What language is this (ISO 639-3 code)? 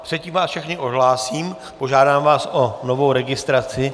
ces